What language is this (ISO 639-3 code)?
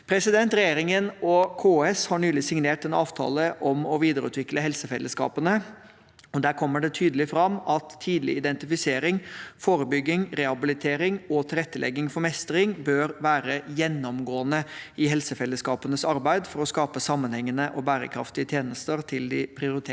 nor